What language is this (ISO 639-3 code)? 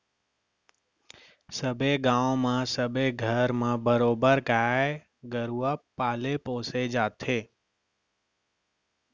hne